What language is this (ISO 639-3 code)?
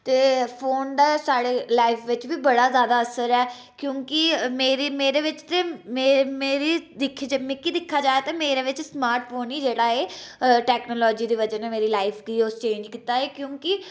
doi